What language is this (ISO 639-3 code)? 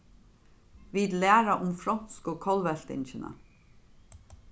fao